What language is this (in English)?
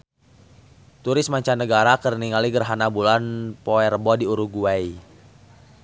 Sundanese